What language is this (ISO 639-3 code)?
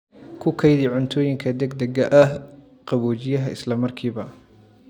som